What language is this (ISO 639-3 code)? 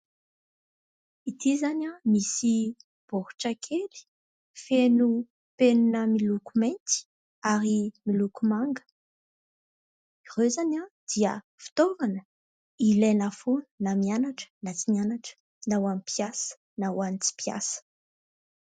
mlg